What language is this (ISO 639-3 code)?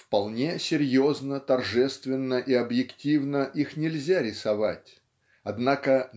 rus